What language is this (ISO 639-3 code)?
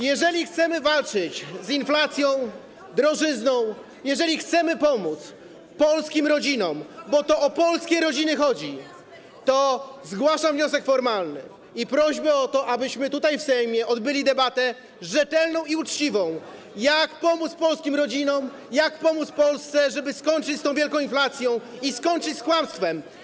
pol